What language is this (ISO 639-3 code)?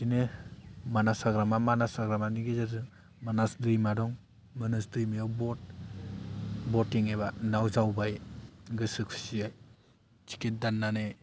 brx